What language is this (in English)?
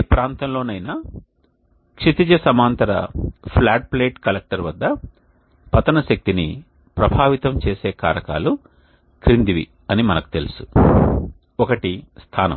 Telugu